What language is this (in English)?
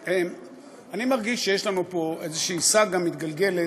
Hebrew